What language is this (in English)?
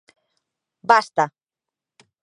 Galician